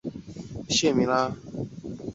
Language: Chinese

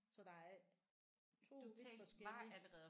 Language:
Danish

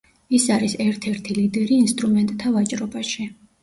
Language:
Georgian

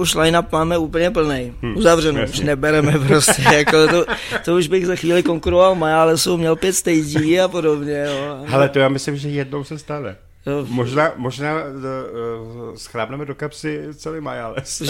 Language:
Czech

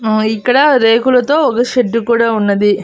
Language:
Telugu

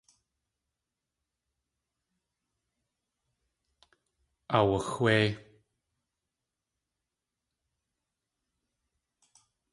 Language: Tlingit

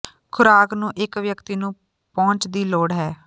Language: Punjabi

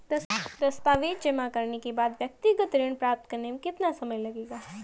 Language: Hindi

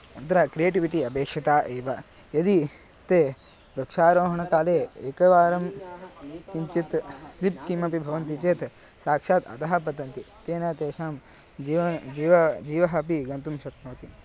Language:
Sanskrit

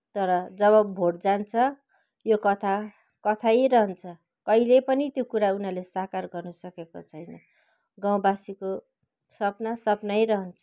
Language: Nepali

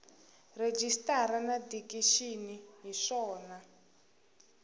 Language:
Tsonga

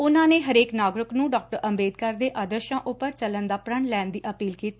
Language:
Punjabi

